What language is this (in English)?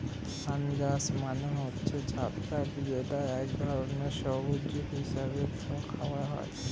Bangla